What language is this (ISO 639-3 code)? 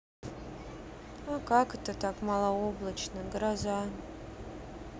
rus